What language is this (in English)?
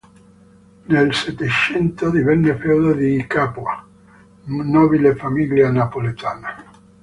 Italian